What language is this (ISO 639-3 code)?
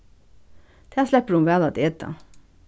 fao